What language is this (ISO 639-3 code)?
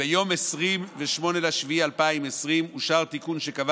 heb